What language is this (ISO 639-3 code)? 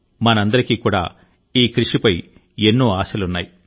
tel